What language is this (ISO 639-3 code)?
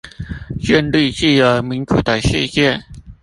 zho